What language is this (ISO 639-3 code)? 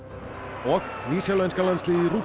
isl